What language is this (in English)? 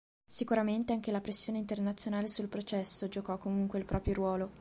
Italian